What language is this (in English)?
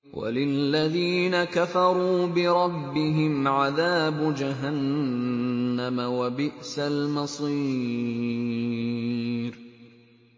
Arabic